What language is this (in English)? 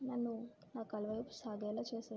Telugu